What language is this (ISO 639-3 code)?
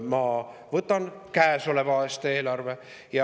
est